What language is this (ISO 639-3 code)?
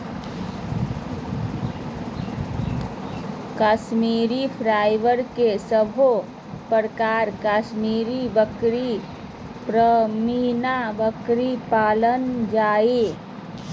mag